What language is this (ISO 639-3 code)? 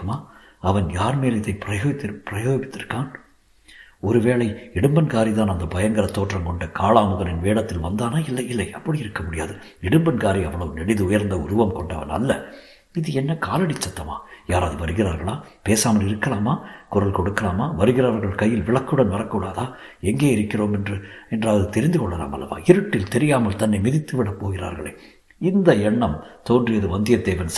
tam